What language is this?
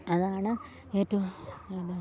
Malayalam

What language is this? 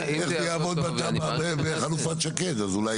Hebrew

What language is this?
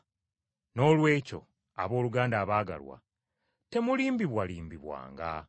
Ganda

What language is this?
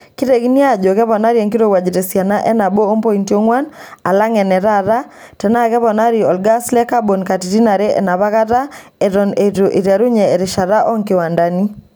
Masai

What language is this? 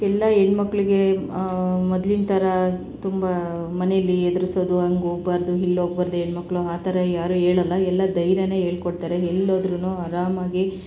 Kannada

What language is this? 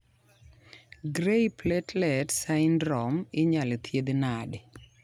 Luo (Kenya and Tanzania)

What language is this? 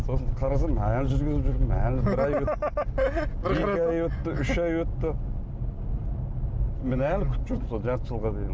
Kazakh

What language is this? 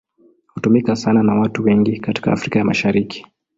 Swahili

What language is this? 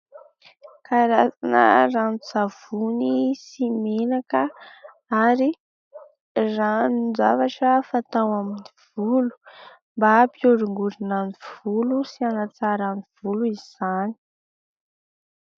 Malagasy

